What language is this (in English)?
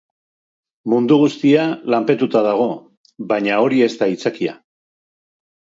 Basque